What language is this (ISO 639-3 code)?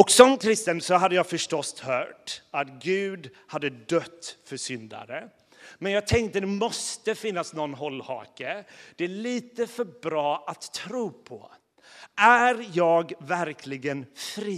swe